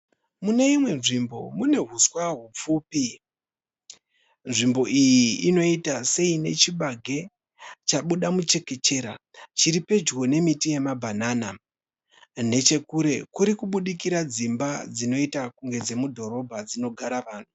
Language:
Shona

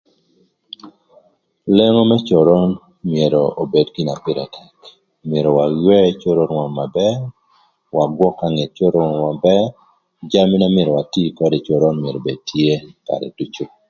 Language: Thur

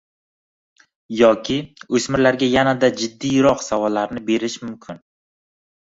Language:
Uzbek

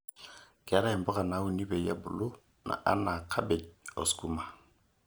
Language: Masai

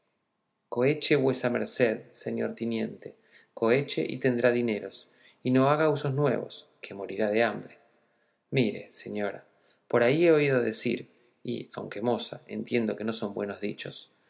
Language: Spanish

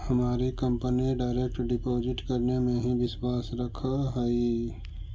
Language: Magahi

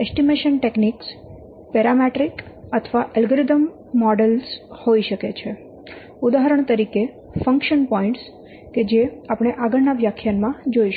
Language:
Gujarati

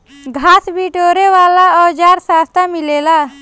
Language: Bhojpuri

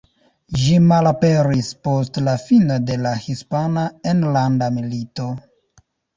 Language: Esperanto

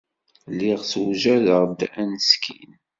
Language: Kabyle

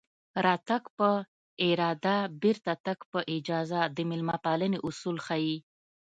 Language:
Pashto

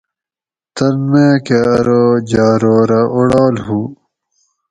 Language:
Gawri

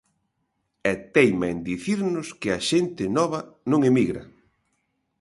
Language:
Galician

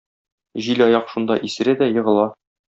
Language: Tatar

